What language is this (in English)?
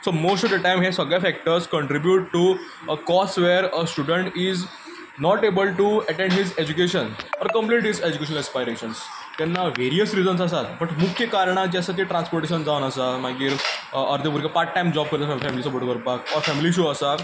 Konkani